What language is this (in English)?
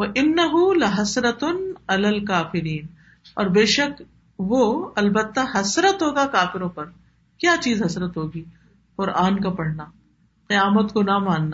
Urdu